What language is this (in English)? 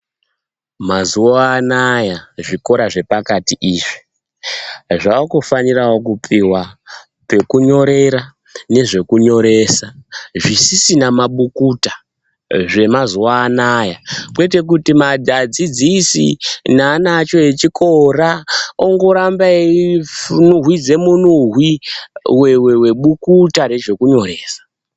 Ndau